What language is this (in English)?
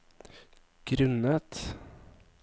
Norwegian